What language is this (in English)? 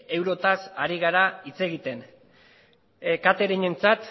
Basque